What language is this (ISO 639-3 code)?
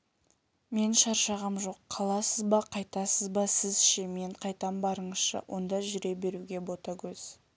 kaz